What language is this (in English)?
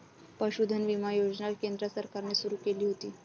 Marathi